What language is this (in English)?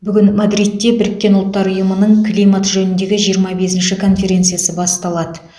Kazakh